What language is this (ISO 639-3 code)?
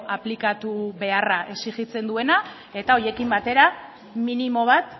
eus